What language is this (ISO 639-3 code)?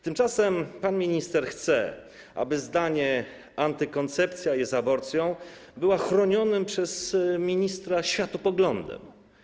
pol